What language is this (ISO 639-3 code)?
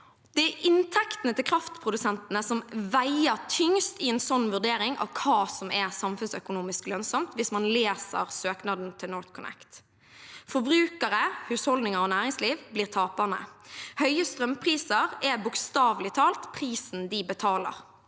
nor